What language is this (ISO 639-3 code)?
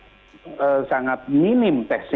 ind